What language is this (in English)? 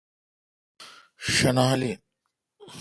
Kalkoti